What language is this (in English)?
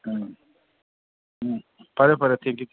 Manipuri